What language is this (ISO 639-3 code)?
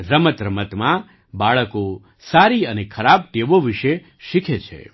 guj